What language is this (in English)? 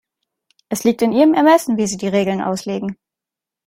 German